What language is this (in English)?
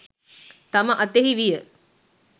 Sinhala